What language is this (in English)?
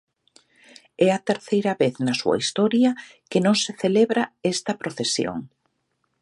Galician